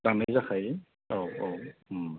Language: Bodo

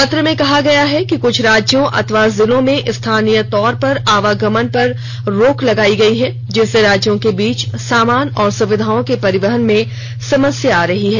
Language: Hindi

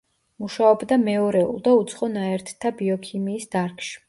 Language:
Georgian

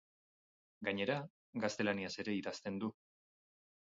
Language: Basque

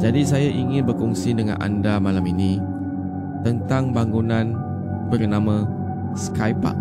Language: Malay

